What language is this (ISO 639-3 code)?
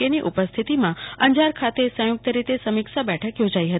guj